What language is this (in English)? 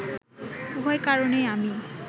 Bangla